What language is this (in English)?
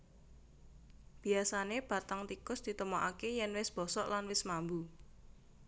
Javanese